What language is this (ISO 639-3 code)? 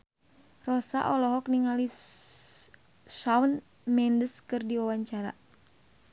sun